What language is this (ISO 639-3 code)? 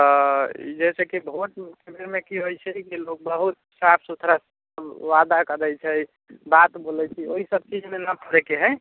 mai